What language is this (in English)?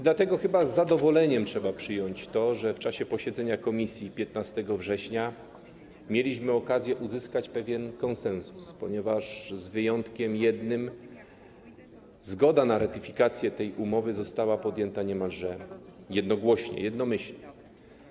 Polish